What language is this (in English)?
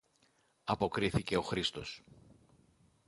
Greek